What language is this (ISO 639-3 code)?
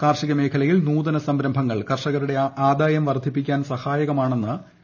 mal